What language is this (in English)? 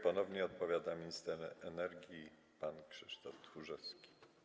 Polish